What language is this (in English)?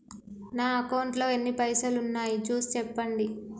Telugu